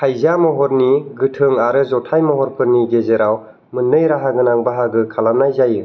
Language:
Bodo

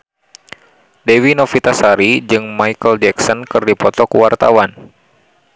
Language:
Sundanese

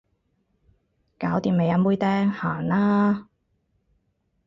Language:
Cantonese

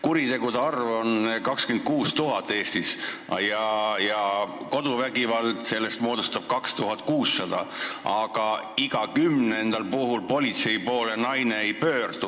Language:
Estonian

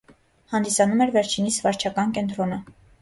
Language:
Armenian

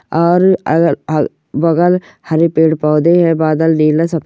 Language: Marwari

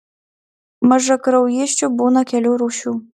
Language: Lithuanian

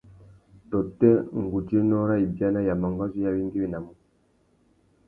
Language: Tuki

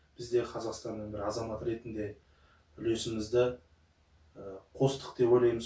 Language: Kazakh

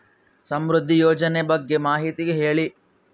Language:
Kannada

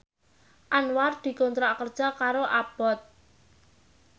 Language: Javanese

